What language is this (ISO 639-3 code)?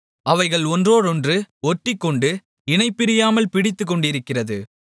tam